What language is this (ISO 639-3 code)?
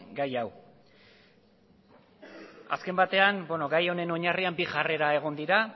eus